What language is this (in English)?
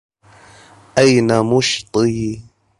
Arabic